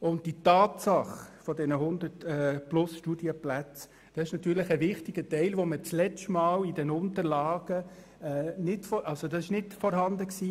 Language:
Swiss German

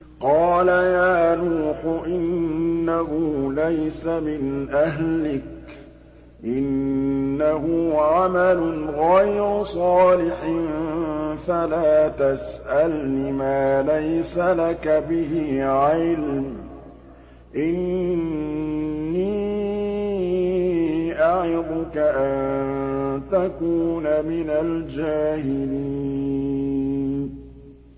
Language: Arabic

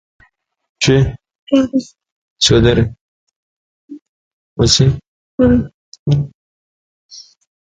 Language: Central Kurdish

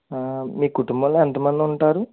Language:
Telugu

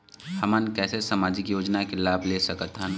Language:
Chhattisgarhi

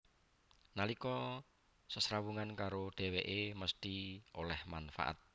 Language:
Javanese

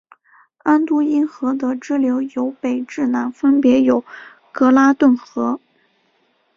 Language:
Chinese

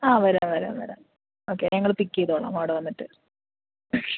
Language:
Malayalam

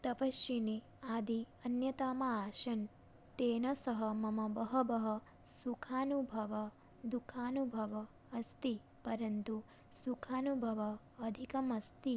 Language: Sanskrit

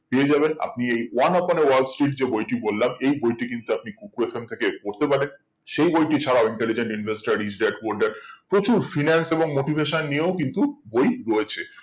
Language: Bangla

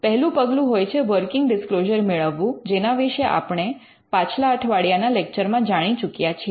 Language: Gujarati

